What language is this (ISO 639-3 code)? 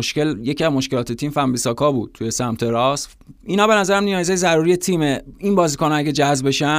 fas